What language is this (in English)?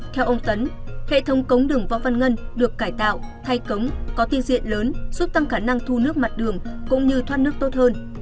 Vietnamese